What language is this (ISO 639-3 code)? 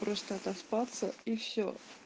rus